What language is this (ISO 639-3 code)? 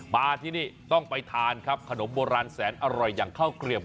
tha